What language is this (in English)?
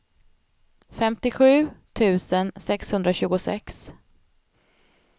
Swedish